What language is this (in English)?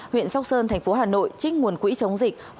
Vietnamese